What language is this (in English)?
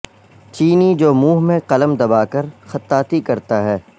Urdu